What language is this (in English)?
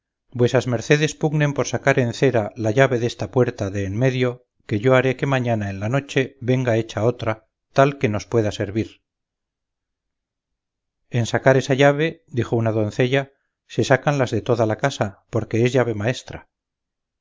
Spanish